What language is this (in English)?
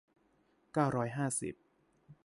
Thai